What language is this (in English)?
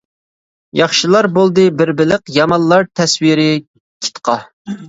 Uyghur